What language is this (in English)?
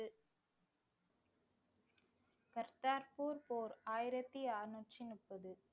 Tamil